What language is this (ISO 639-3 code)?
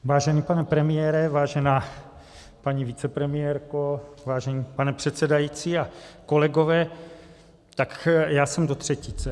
ces